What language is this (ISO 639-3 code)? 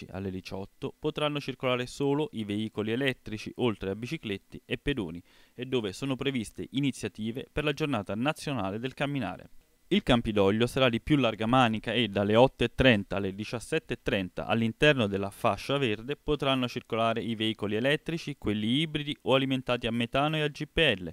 ita